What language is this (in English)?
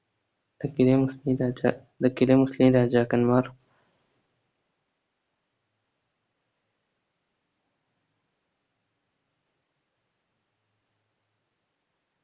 Malayalam